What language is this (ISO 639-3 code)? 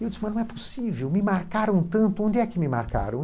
por